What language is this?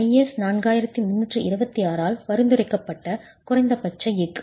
Tamil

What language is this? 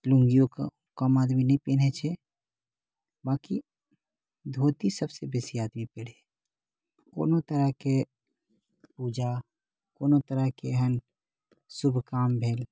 Maithili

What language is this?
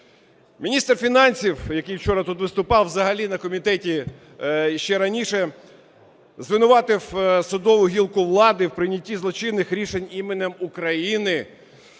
Ukrainian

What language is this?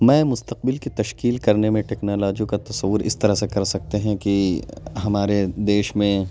Urdu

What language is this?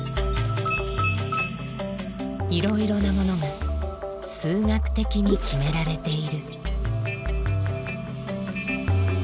Japanese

